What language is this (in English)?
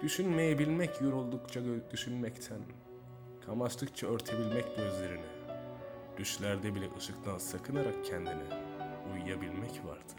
Turkish